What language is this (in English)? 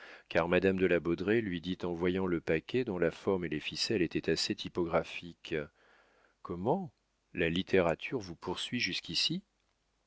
French